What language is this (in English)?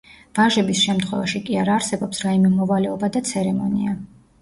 Georgian